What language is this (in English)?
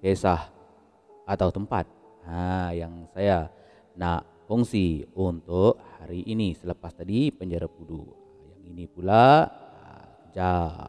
Malay